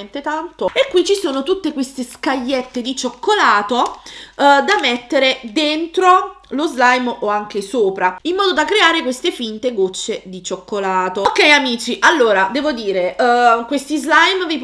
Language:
Italian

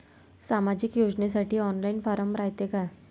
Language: Marathi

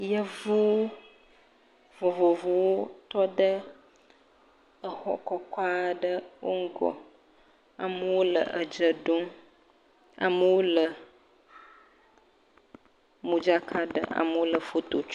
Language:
Ewe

